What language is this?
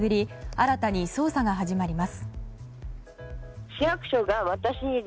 Japanese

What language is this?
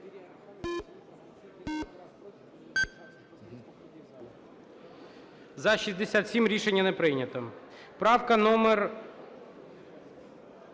Ukrainian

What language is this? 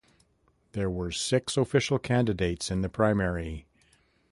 English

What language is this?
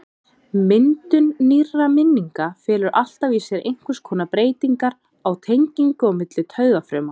Icelandic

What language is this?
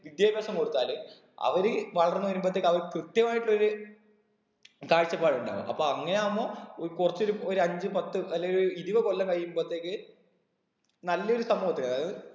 Malayalam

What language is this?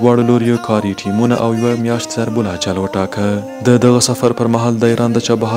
Arabic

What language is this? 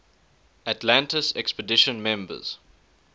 English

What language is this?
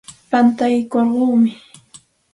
Santa Ana de Tusi Pasco Quechua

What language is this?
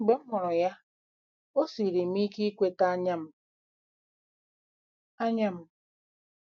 Igbo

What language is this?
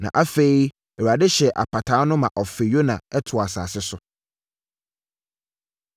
Akan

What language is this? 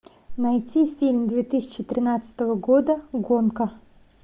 Russian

